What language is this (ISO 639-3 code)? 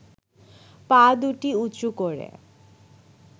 ben